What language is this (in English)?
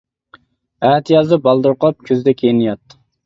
Uyghur